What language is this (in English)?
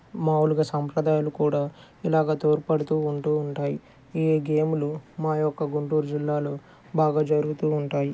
Telugu